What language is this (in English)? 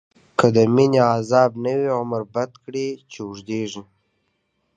Pashto